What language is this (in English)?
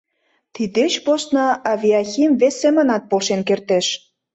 Mari